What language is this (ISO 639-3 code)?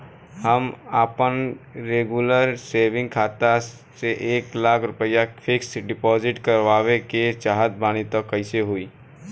bho